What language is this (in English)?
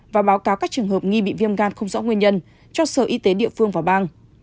Vietnamese